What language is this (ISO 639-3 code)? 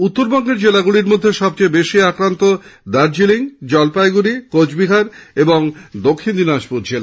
ben